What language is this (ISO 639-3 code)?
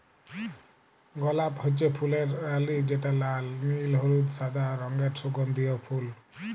ben